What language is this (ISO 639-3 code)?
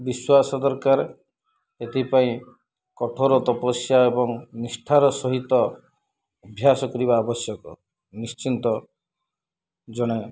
ori